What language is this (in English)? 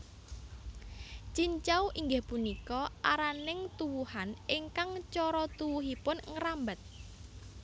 Javanese